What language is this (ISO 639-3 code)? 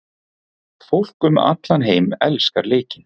isl